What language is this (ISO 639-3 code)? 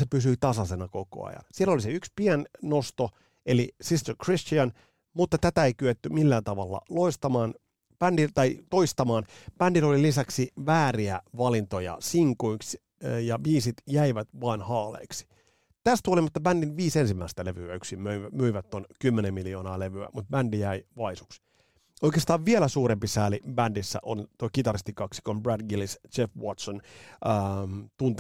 fin